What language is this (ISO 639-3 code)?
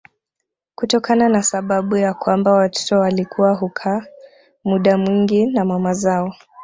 swa